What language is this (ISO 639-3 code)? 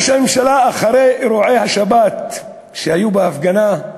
heb